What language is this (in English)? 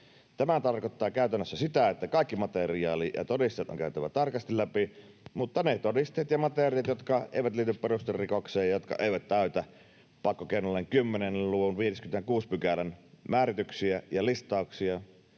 Finnish